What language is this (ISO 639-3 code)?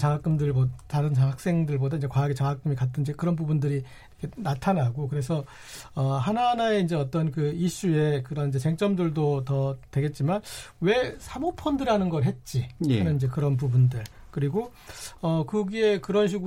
kor